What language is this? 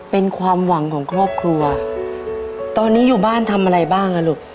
Thai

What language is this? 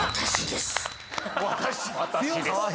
Japanese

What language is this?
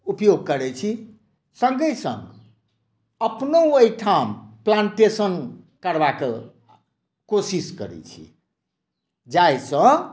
Maithili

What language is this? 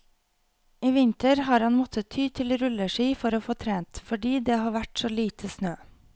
Norwegian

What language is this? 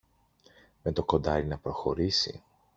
Greek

